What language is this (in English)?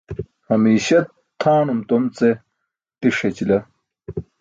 Burushaski